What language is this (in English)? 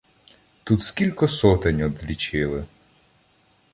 Ukrainian